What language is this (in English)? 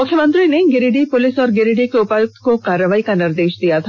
Hindi